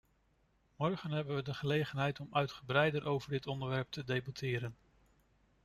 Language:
Dutch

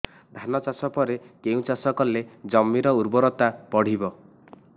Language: Odia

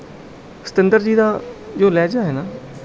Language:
Punjabi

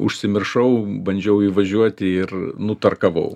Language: Lithuanian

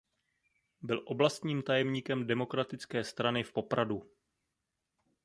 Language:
Czech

